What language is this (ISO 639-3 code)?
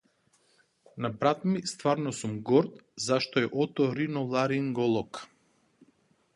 mkd